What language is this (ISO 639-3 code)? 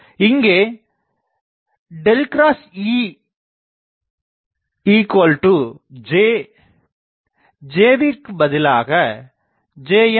tam